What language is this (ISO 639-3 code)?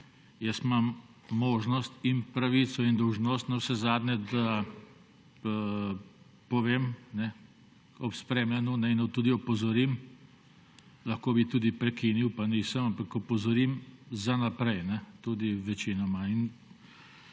slv